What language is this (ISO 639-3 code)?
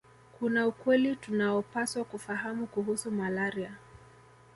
swa